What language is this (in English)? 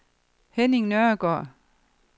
Danish